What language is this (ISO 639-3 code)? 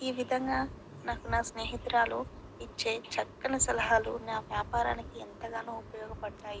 tel